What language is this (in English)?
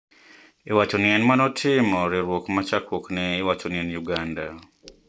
Luo (Kenya and Tanzania)